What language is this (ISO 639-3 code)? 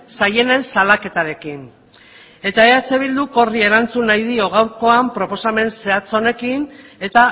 eus